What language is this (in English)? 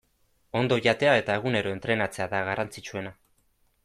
Basque